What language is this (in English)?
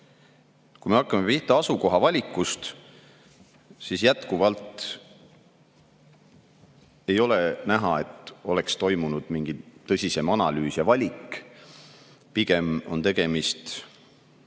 Estonian